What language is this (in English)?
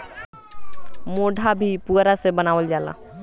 Bhojpuri